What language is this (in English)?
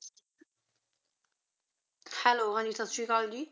Punjabi